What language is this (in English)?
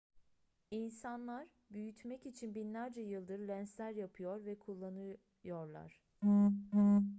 Turkish